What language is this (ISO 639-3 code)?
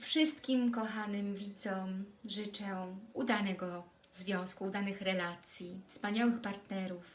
pol